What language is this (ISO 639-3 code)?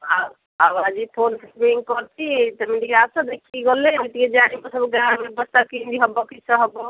ori